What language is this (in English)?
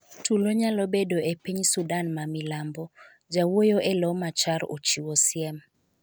Luo (Kenya and Tanzania)